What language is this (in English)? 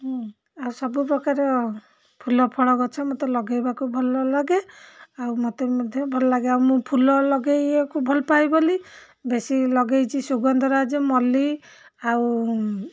Odia